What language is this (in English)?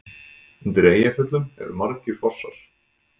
Icelandic